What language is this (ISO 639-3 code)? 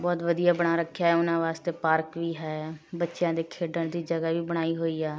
pan